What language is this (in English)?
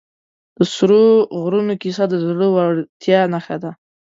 Pashto